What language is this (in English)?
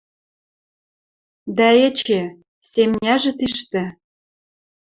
Western Mari